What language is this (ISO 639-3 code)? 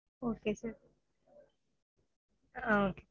tam